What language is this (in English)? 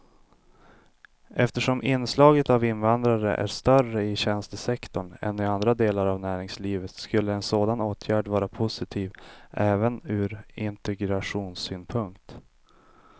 Swedish